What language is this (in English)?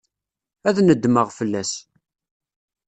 Kabyle